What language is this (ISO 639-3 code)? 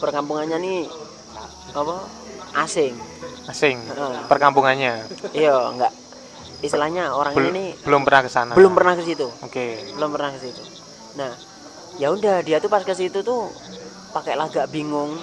ind